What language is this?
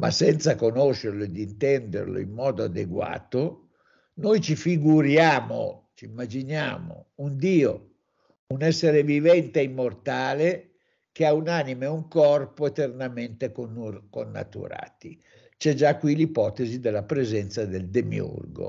Italian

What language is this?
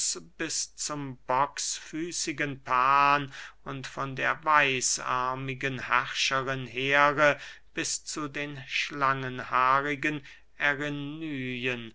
German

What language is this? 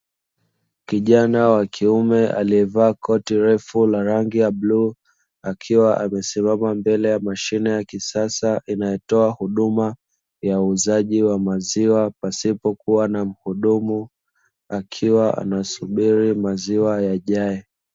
Swahili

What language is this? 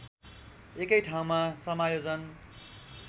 Nepali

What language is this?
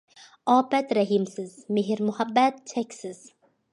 Uyghur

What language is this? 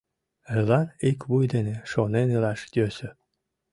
Mari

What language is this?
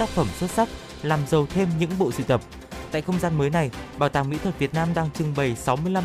Vietnamese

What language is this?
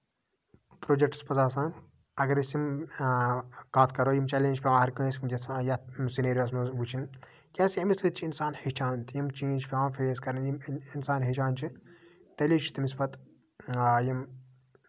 Kashmiri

